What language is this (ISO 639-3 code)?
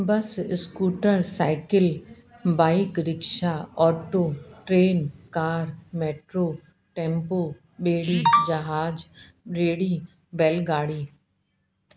snd